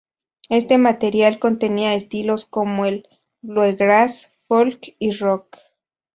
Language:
Spanish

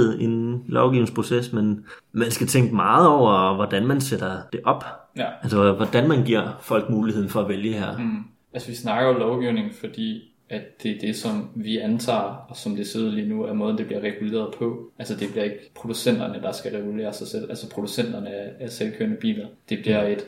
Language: Danish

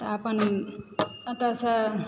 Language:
Maithili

